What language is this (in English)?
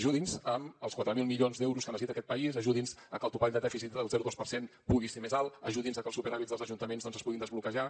Catalan